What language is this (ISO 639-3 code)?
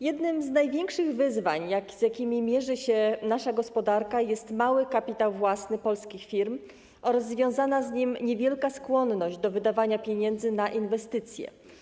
pol